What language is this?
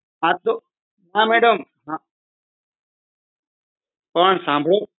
Gujarati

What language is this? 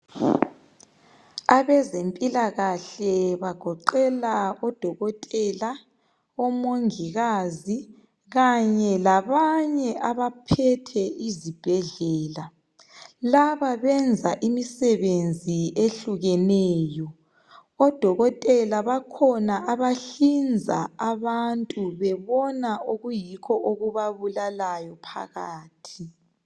North Ndebele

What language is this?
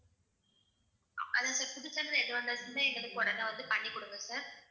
Tamil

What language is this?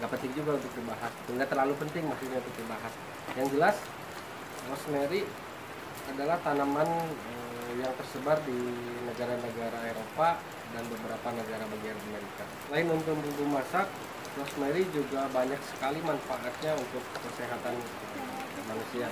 Indonesian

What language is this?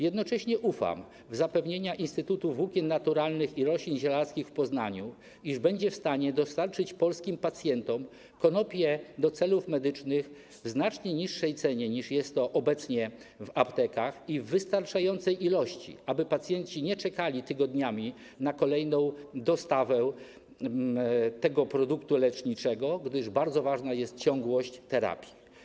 Polish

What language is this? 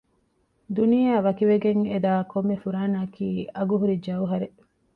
Divehi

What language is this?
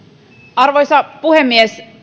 Finnish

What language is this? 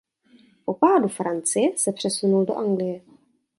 Czech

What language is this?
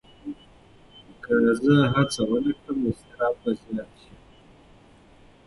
Pashto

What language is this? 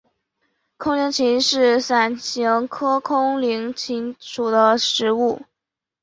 Chinese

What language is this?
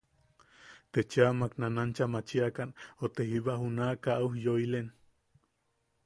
Yaqui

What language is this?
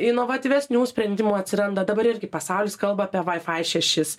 Lithuanian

